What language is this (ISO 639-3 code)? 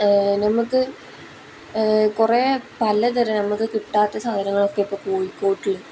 mal